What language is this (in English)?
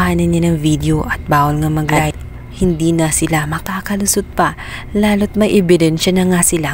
Filipino